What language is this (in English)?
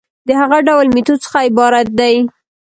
Pashto